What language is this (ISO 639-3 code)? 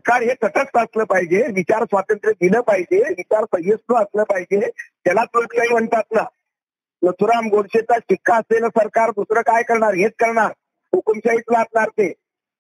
mar